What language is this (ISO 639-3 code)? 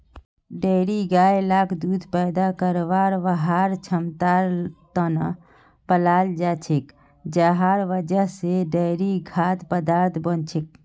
mag